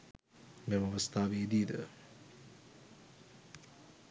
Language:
Sinhala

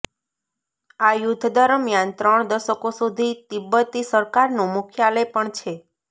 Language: Gujarati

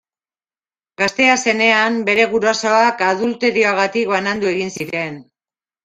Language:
Basque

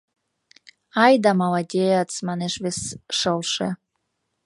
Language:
Mari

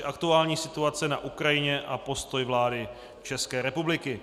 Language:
Czech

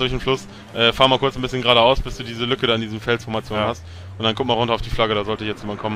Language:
German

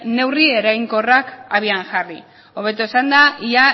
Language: Basque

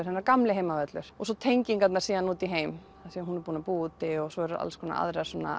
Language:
Icelandic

